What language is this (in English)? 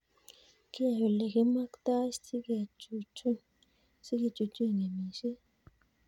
Kalenjin